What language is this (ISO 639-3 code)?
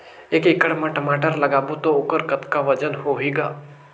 hne